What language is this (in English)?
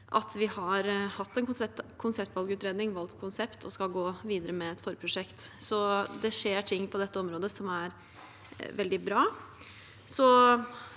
Norwegian